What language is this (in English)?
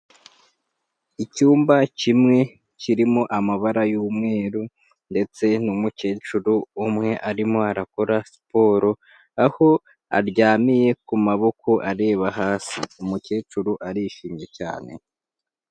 Kinyarwanda